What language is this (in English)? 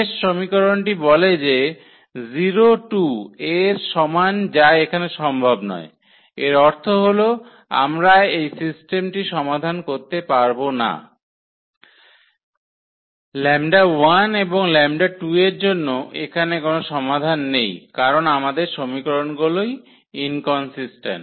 Bangla